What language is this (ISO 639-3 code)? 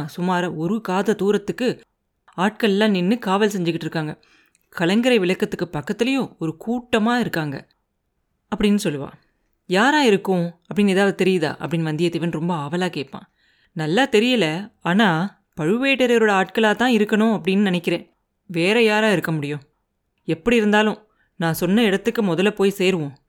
tam